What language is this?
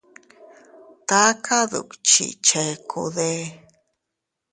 Teutila Cuicatec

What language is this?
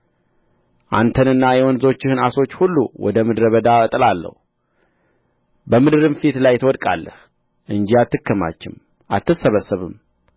Amharic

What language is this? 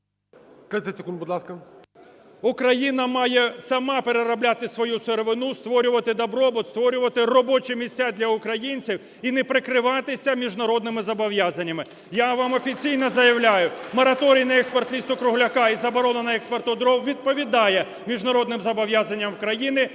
Ukrainian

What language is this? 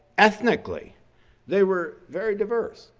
English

